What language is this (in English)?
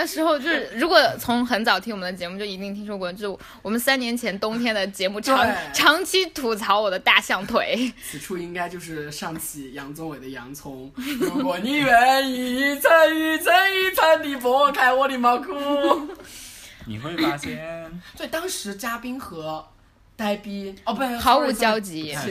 Chinese